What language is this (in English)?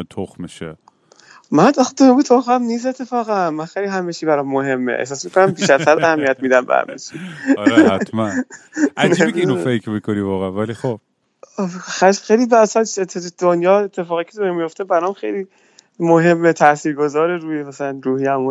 Persian